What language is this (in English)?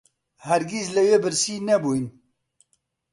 Central Kurdish